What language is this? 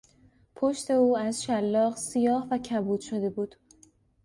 Persian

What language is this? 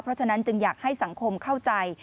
Thai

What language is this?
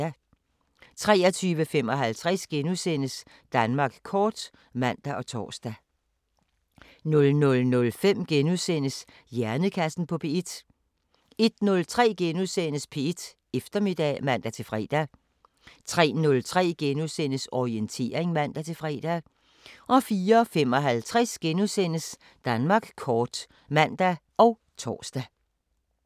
Danish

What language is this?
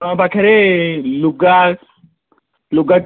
Odia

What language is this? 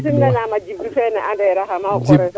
Serer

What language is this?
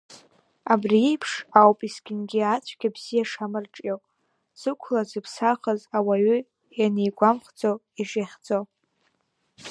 Abkhazian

